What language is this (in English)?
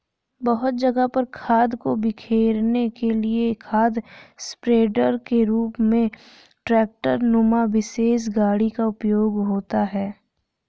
Hindi